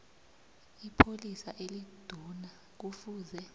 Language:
South Ndebele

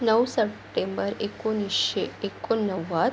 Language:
Marathi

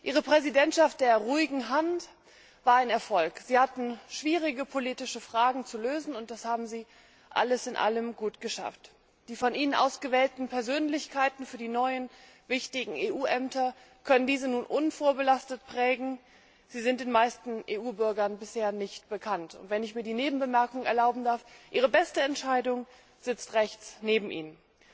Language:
German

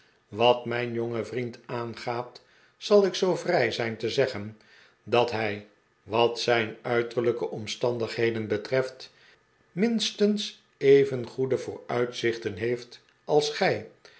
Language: Dutch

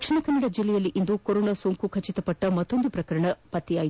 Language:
Kannada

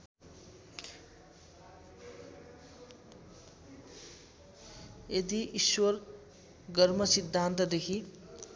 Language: Nepali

